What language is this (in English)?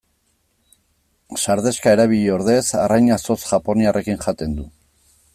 Basque